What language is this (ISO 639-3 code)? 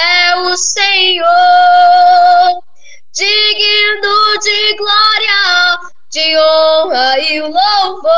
por